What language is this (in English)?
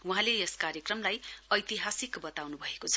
Nepali